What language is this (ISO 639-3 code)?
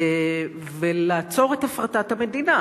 heb